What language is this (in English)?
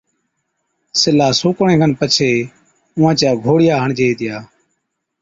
Od